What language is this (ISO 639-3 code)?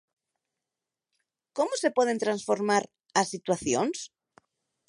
glg